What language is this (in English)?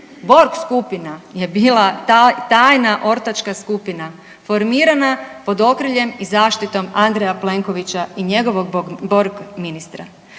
Croatian